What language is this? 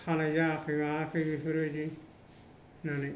Bodo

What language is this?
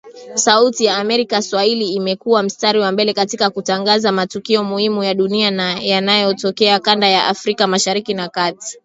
Swahili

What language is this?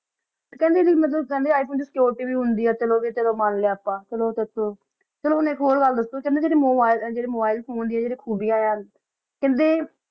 Punjabi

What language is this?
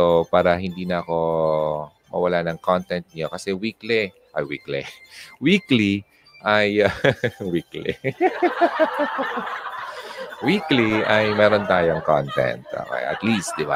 Filipino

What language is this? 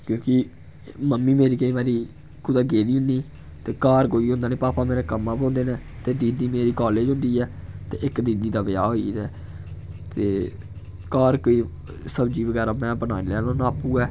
Dogri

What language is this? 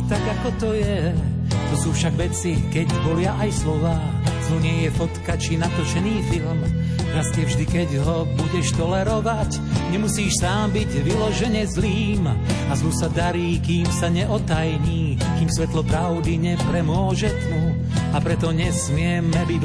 Slovak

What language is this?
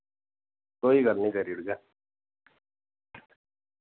Dogri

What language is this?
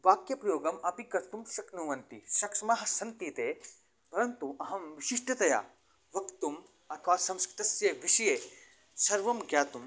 Sanskrit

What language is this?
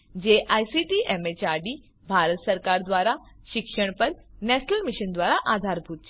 Gujarati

